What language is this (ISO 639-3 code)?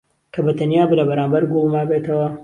ckb